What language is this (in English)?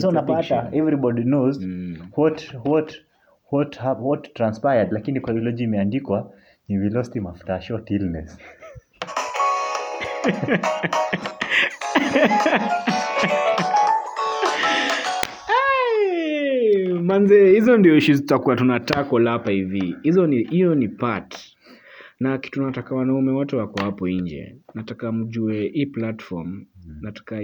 Swahili